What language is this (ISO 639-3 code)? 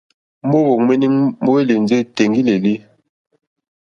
bri